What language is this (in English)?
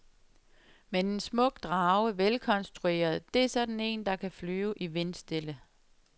Danish